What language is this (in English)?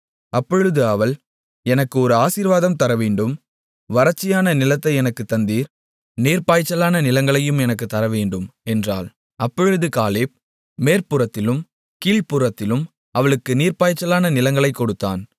Tamil